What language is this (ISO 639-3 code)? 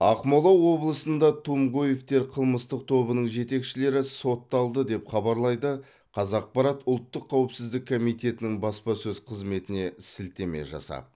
kaz